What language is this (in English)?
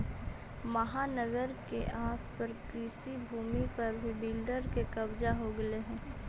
Magahi